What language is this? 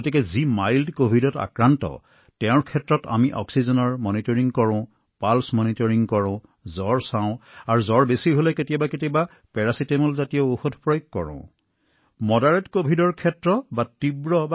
Assamese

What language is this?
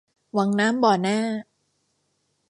Thai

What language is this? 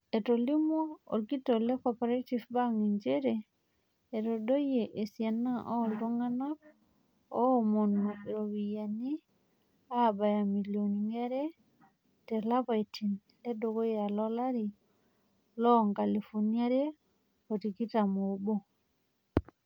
Masai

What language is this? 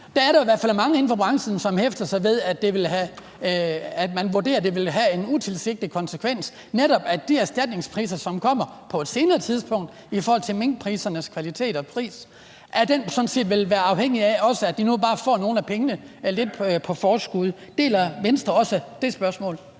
Danish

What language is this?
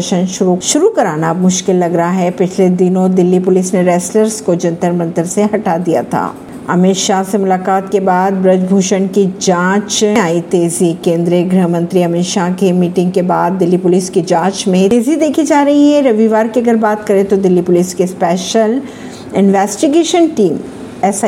Hindi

